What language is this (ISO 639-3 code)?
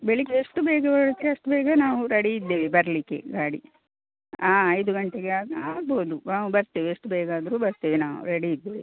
kan